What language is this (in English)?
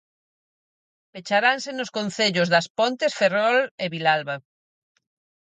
Galician